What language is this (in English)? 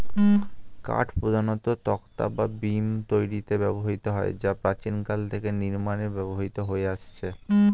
Bangla